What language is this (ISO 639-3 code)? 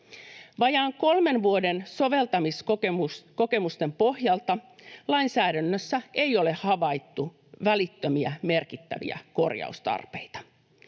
fin